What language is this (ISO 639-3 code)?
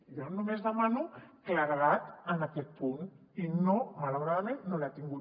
cat